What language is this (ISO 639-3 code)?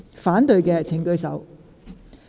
yue